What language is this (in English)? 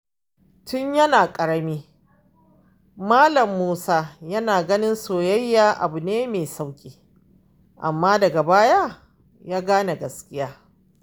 Hausa